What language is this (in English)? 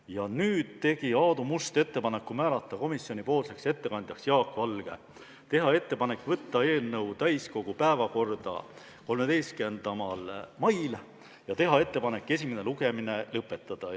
Estonian